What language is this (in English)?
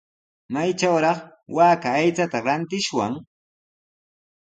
Sihuas Ancash Quechua